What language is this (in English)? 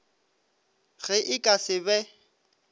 Northern Sotho